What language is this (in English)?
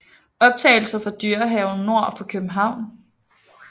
Danish